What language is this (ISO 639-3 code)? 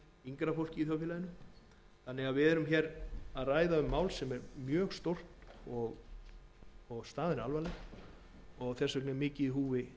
isl